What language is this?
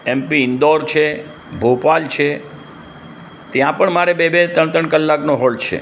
Gujarati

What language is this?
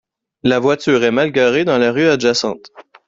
French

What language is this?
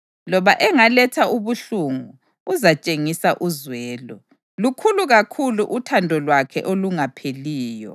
North Ndebele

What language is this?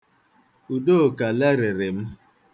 Igbo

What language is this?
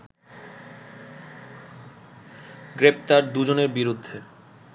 Bangla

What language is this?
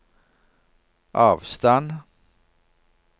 Norwegian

